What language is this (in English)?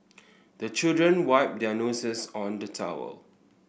English